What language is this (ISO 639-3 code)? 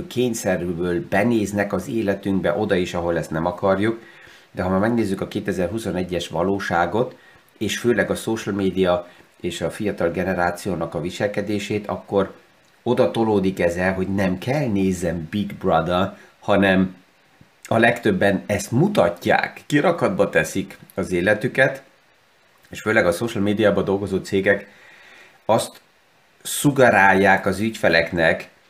hun